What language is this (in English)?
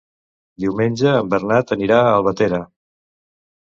Catalan